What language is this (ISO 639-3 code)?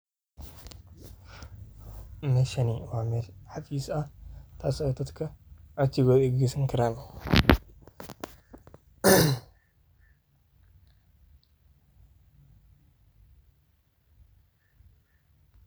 som